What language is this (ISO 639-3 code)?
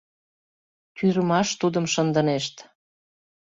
chm